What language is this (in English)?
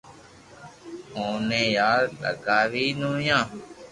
Loarki